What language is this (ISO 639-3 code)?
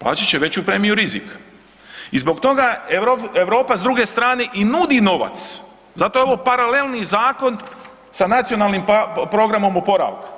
hrv